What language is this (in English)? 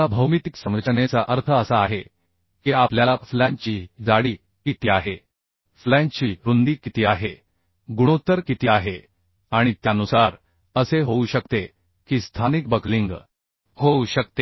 Marathi